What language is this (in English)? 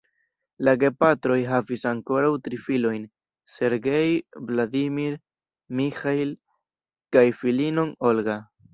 Esperanto